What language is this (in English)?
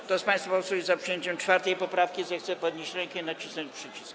Polish